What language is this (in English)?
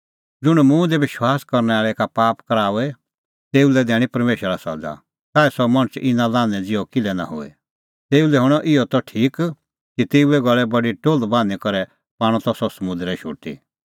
Kullu Pahari